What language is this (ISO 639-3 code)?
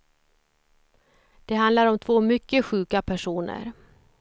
swe